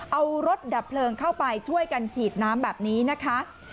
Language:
Thai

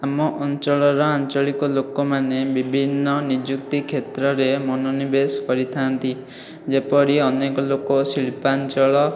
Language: Odia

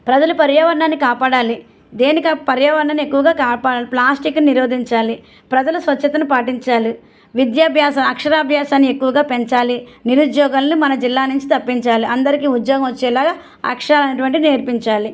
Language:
Telugu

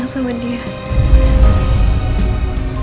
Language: Indonesian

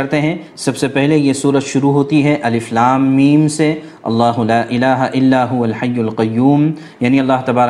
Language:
Urdu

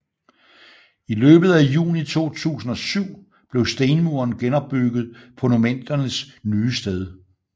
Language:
Danish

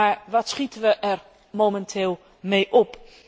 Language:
Dutch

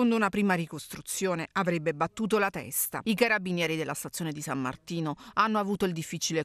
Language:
Italian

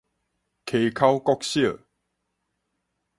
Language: Min Nan Chinese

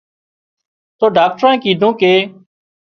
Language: Wadiyara Koli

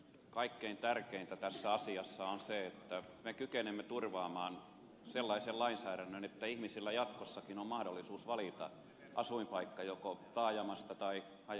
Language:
Finnish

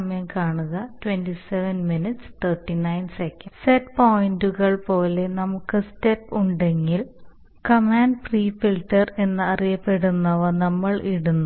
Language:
Malayalam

